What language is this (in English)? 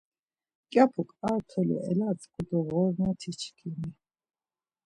Laz